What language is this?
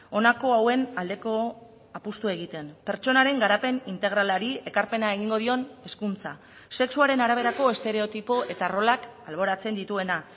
Basque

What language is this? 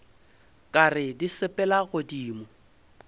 Northern Sotho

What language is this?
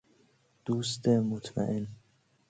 Persian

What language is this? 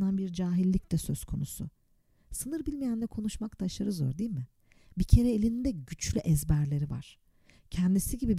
Turkish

